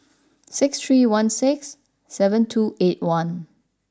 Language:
English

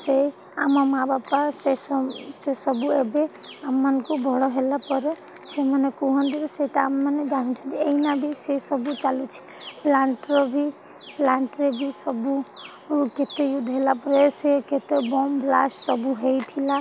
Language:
Odia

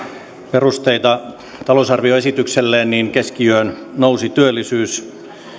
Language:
Finnish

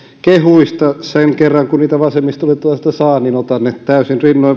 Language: Finnish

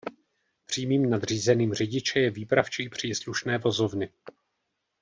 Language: Czech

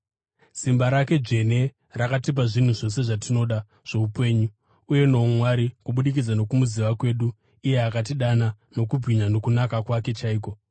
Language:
Shona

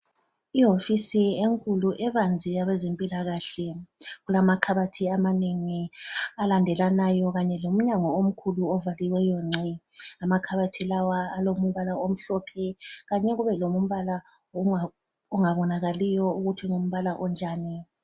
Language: North Ndebele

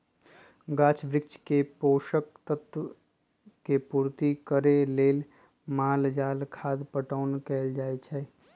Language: Magahi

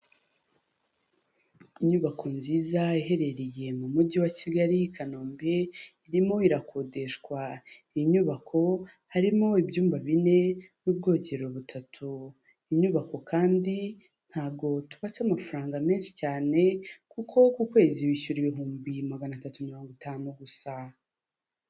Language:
Kinyarwanda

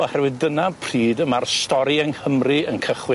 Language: Welsh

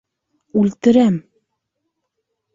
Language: Bashkir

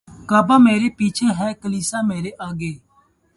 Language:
Urdu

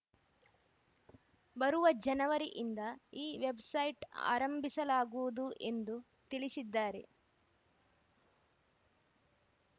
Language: Kannada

